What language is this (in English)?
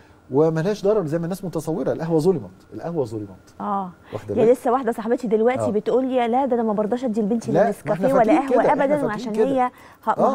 Arabic